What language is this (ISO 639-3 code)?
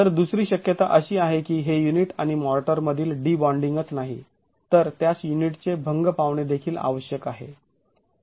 mar